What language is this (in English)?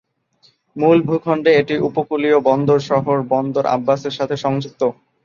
Bangla